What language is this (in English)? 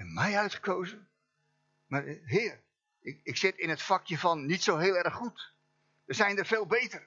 Dutch